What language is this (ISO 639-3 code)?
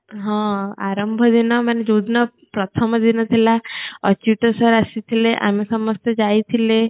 ori